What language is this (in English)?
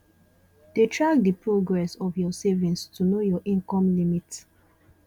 Nigerian Pidgin